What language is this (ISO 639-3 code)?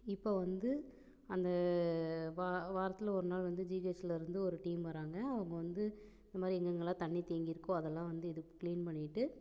tam